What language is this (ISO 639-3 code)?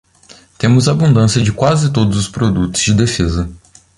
por